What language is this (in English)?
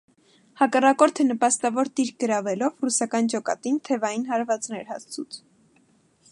Armenian